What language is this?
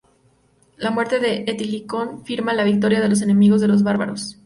Spanish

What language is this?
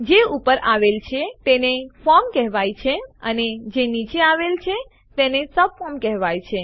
Gujarati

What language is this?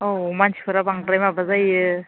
Bodo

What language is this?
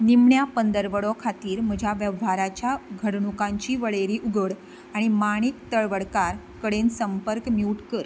Konkani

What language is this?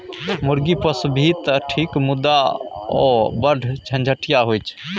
Maithili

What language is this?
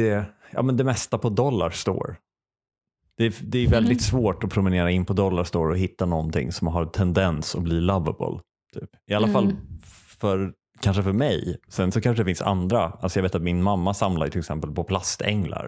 Swedish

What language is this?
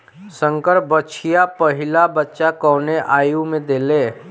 Bhojpuri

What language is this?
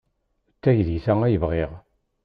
Kabyle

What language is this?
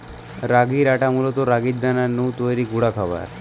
Bangla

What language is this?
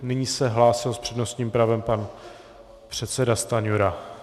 Czech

